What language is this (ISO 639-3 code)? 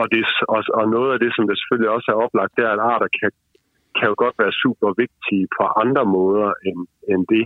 dan